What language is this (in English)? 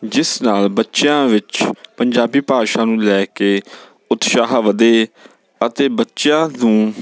Punjabi